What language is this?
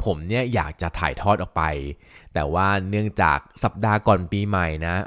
Thai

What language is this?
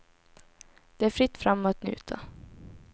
Swedish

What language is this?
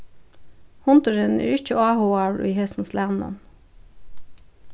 Faroese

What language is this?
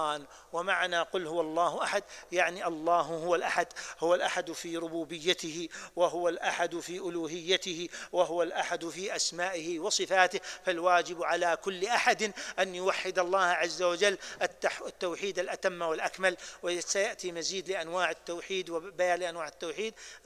Arabic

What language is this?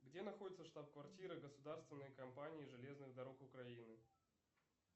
Russian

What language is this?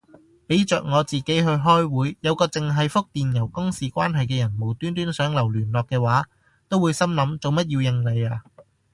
Cantonese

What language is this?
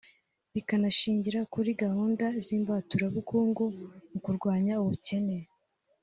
Kinyarwanda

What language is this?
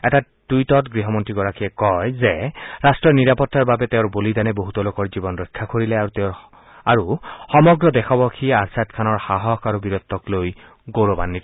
Assamese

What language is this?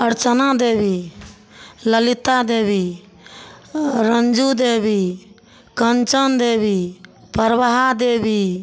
Maithili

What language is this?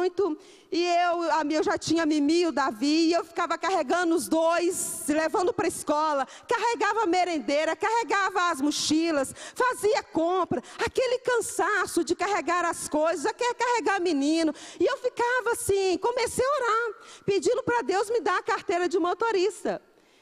Portuguese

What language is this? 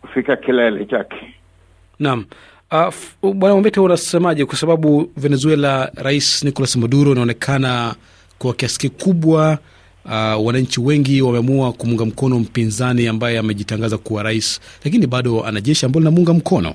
Swahili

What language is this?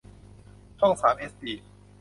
Thai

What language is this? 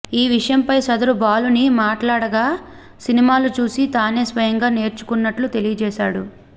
Telugu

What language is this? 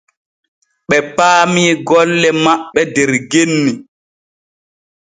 Borgu Fulfulde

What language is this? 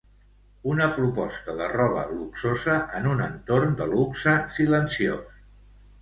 Catalan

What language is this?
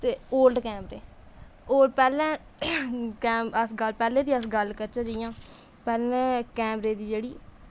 Dogri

